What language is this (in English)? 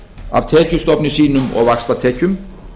Icelandic